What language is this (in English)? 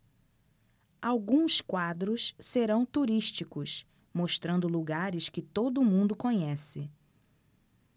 Portuguese